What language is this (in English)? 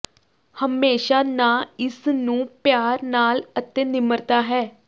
Punjabi